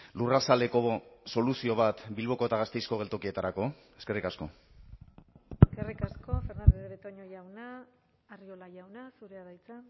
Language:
Basque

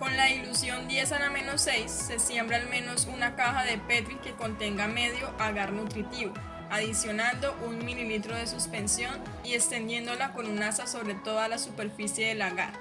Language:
Spanish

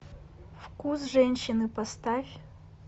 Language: Russian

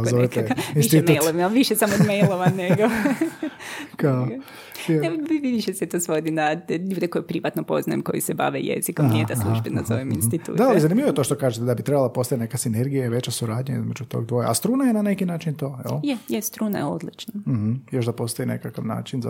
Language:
Croatian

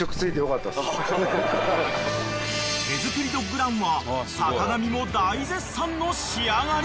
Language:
Japanese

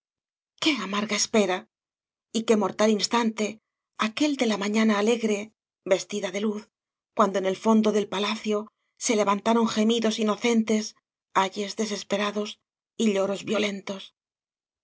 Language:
Spanish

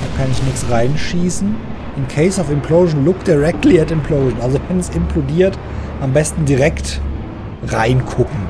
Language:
German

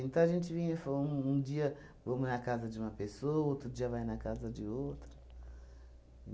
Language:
Portuguese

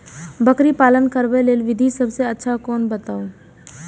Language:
Maithili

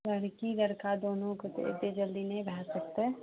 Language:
Maithili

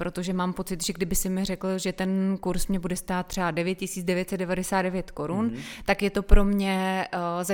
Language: Czech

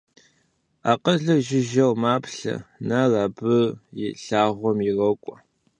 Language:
Kabardian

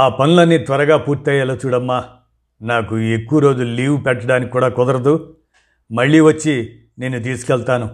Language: Telugu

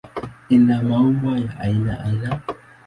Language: Swahili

